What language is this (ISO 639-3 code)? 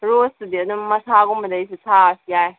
mni